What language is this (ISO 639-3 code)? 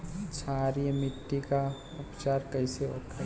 bho